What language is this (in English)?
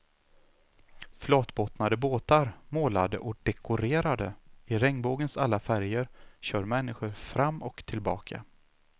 Swedish